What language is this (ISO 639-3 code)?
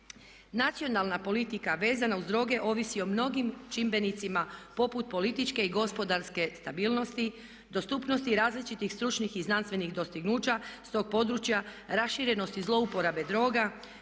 hrv